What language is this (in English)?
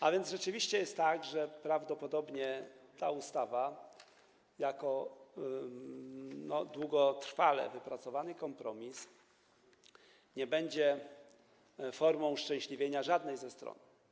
Polish